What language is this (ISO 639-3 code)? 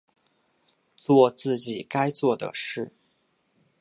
zho